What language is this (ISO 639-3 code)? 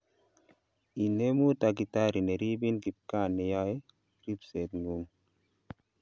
kln